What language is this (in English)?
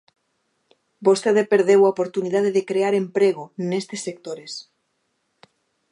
Galician